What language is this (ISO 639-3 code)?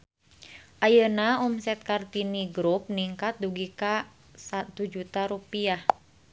sun